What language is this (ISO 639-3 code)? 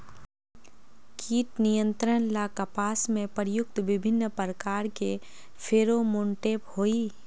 mag